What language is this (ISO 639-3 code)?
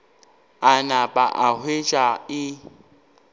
nso